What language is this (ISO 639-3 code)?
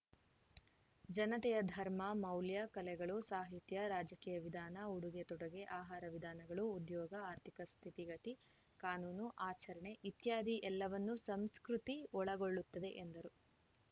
kan